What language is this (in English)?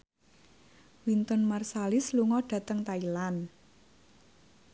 Javanese